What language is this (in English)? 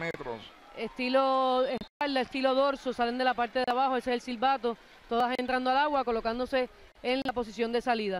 Spanish